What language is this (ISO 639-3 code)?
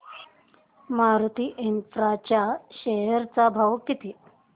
mar